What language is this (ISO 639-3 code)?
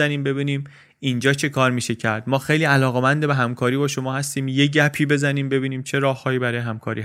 fas